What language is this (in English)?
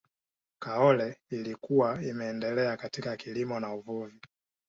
Swahili